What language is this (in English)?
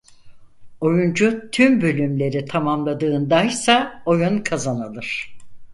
Turkish